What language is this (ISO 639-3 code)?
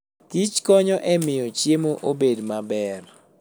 luo